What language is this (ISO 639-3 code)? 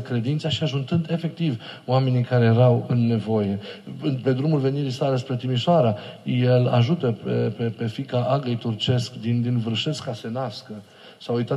ron